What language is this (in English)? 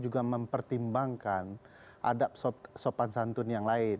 Indonesian